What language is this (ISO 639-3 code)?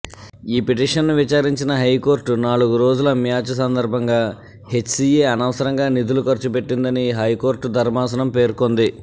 tel